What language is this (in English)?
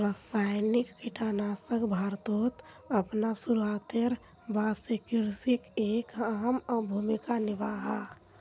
Magahi